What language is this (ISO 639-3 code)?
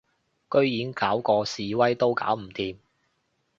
yue